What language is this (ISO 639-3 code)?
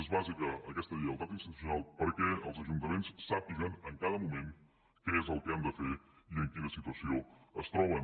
cat